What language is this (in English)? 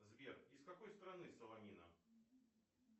Russian